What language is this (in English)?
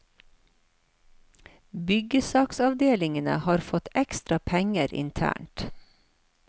Norwegian